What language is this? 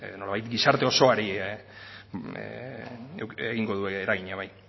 Basque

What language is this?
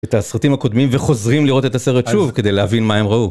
Hebrew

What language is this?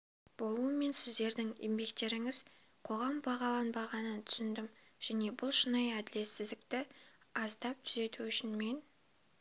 Kazakh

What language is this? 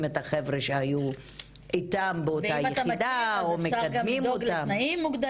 Hebrew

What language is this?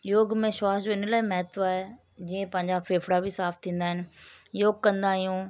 Sindhi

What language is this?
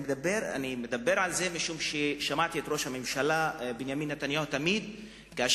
Hebrew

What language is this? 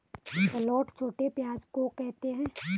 Hindi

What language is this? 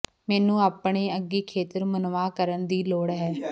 Punjabi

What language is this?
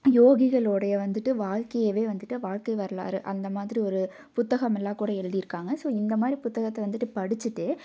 Tamil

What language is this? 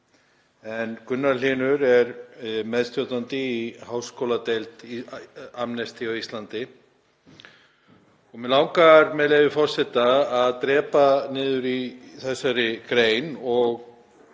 Icelandic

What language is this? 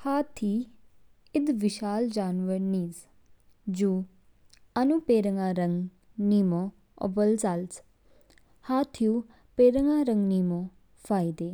Kinnauri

